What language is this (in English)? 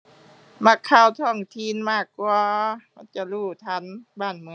Thai